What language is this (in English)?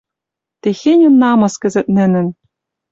Western Mari